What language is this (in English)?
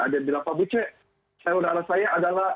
Indonesian